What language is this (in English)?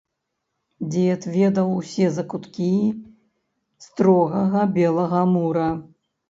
Belarusian